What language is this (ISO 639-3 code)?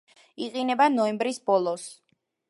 kat